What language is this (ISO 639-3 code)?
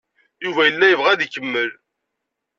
kab